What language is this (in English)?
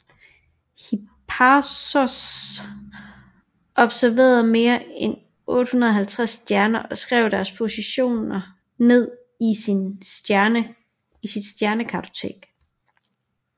Danish